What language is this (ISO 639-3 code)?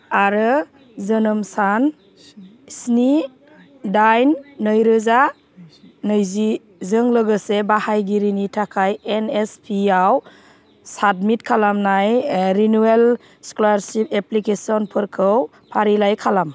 brx